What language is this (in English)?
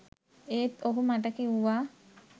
Sinhala